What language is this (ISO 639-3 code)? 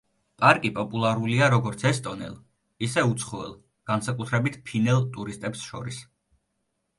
kat